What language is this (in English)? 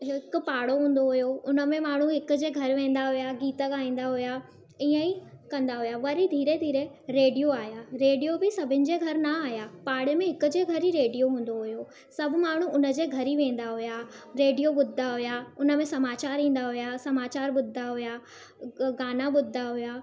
Sindhi